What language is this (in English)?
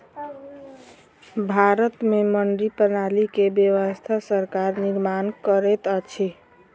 Maithili